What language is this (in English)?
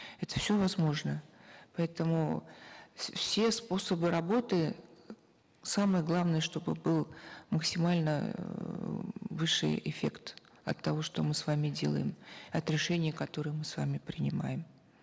Kazakh